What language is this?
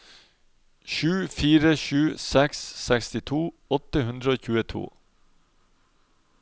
Norwegian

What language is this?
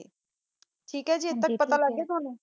Punjabi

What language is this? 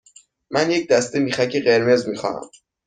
Persian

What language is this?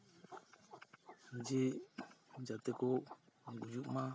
Santali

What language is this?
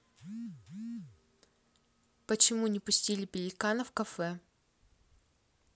Russian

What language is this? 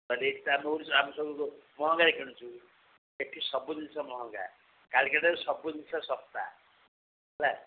Odia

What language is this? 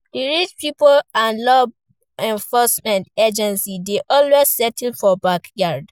Nigerian Pidgin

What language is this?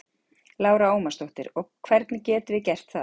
Icelandic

